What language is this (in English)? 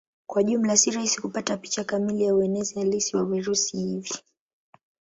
Swahili